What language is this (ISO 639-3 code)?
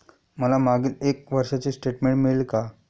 mar